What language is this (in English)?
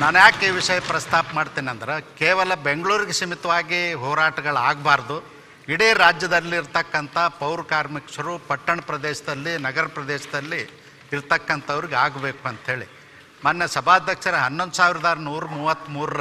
Hindi